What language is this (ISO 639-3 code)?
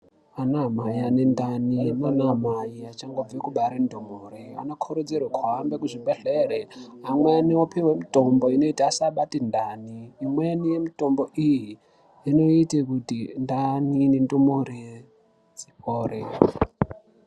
ndc